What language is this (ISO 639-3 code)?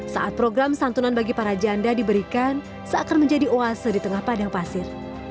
ind